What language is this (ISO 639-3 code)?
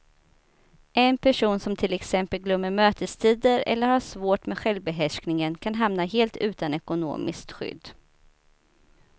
swe